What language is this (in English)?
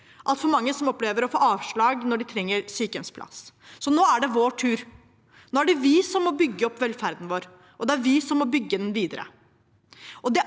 Norwegian